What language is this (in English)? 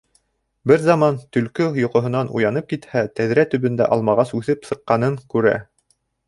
Bashkir